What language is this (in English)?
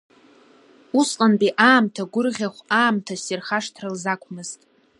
Abkhazian